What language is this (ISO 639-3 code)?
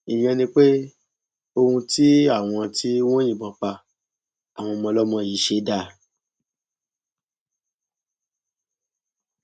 yor